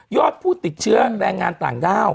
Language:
Thai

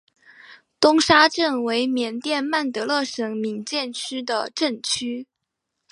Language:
Chinese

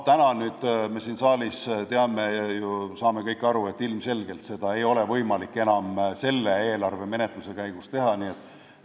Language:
Estonian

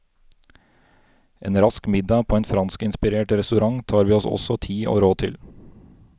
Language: Norwegian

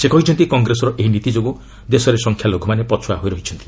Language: Odia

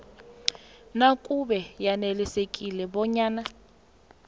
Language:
South Ndebele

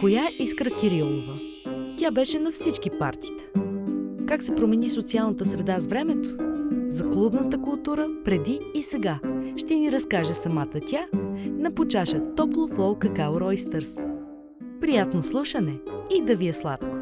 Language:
Bulgarian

